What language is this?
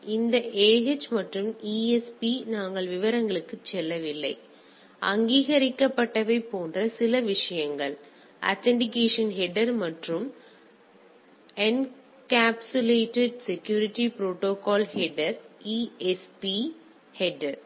Tamil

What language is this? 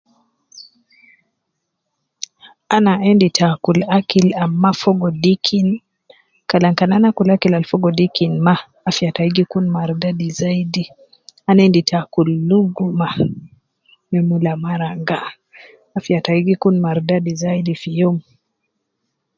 Nubi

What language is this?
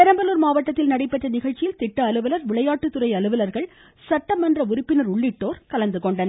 Tamil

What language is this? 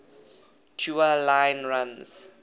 English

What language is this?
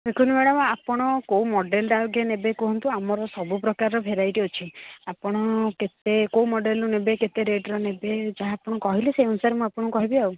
Odia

